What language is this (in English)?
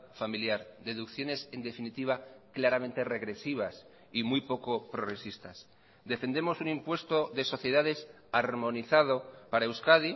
Spanish